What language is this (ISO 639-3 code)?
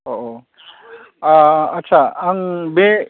brx